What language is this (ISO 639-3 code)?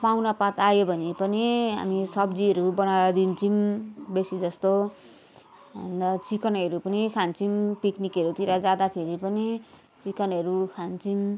nep